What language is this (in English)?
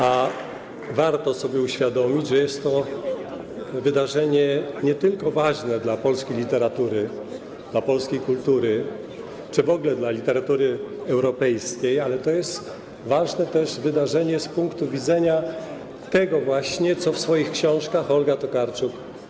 Polish